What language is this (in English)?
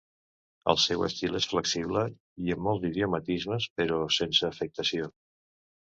Catalan